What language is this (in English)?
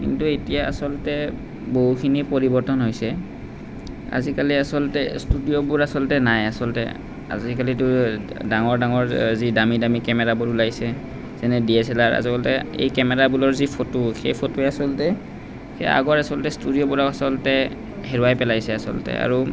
Assamese